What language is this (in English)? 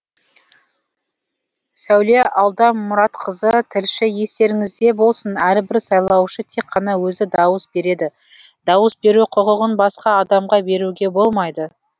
Kazakh